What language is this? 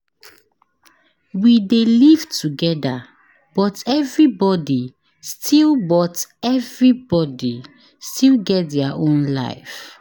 Nigerian Pidgin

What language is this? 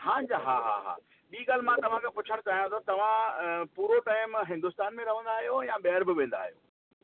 Sindhi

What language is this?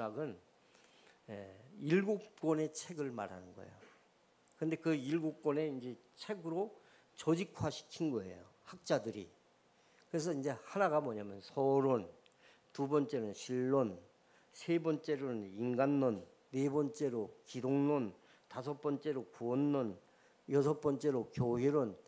Korean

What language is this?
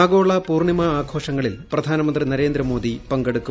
Malayalam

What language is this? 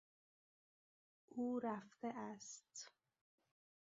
Persian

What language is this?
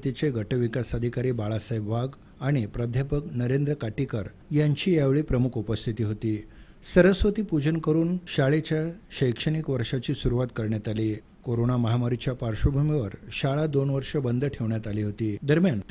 Romanian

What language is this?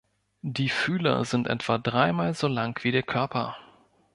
German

